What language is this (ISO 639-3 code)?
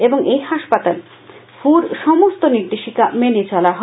ben